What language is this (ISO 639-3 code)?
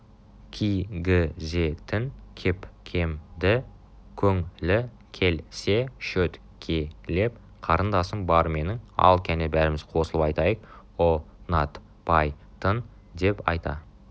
kaz